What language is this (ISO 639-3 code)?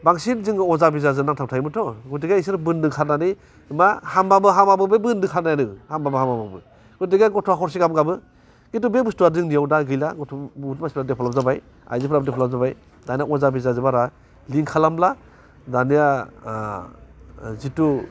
brx